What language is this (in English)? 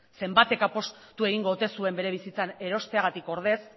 Basque